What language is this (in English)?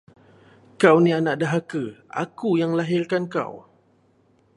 Malay